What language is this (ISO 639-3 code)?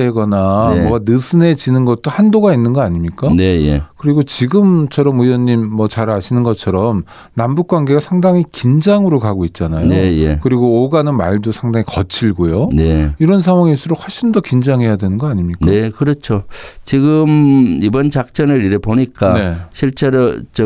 kor